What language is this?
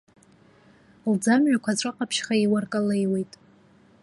Abkhazian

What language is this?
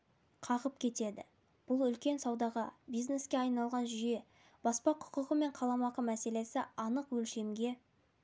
Kazakh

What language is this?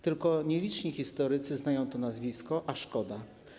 Polish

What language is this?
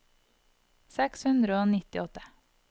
Norwegian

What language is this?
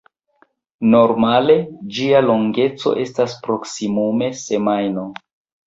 Esperanto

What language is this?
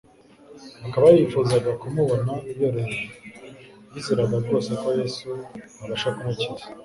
Kinyarwanda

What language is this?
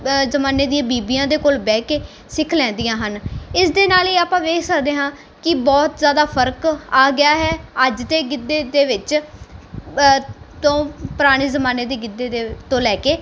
Punjabi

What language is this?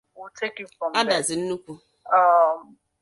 Igbo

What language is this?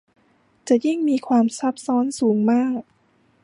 Thai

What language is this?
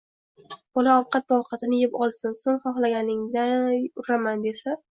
Uzbek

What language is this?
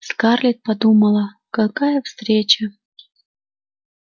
Russian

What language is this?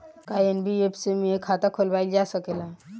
Bhojpuri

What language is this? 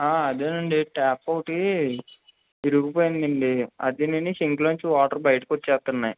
Telugu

